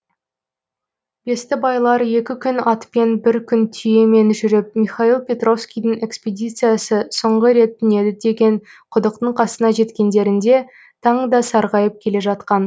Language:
Kazakh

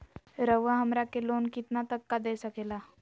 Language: Magahi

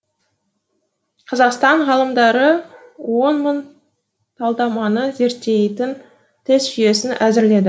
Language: Kazakh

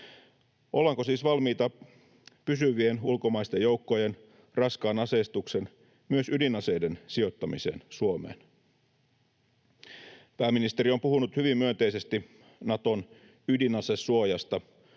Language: Finnish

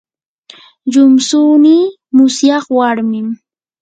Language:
Yanahuanca Pasco Quechua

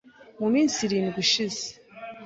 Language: Kinyarwanda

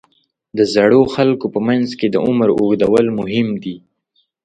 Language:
Pashto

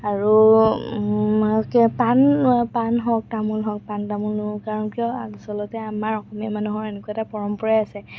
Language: Assamese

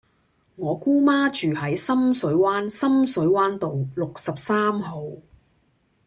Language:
Cantonese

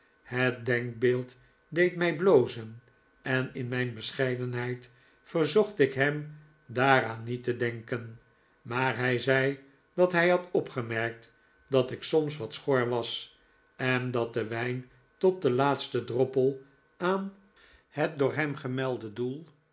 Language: Dutch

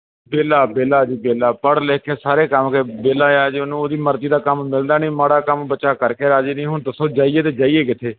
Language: Punjabi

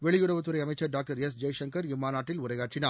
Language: Tamil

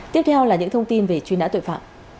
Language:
Vietnamese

